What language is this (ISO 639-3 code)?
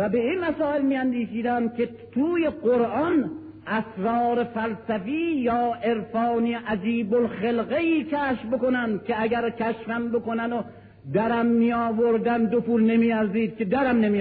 fas